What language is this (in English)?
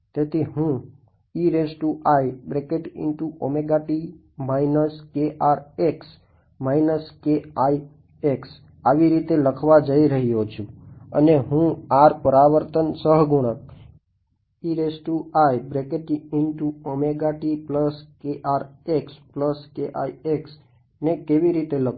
Gujarati